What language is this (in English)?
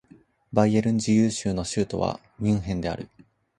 Japanese